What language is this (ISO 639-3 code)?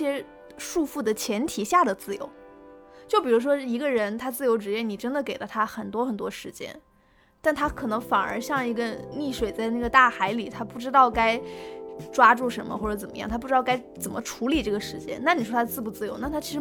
zho